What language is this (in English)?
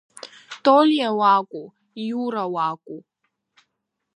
Abkhazian